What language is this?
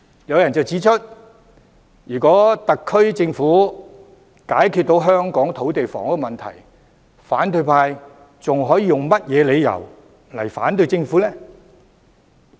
Cantonese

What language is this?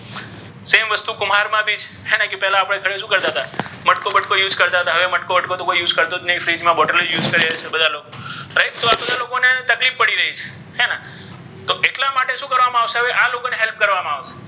Gujarati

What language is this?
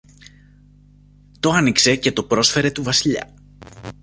Greek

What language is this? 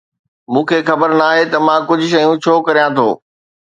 Sindhi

